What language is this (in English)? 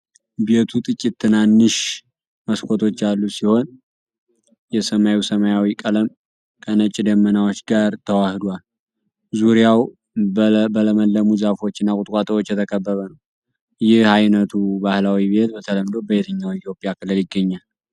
Amharic